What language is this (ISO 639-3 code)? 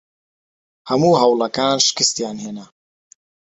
ckb